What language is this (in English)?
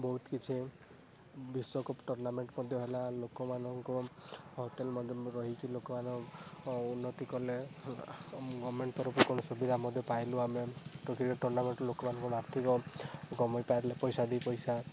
Odia